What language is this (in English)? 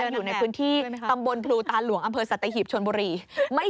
Thai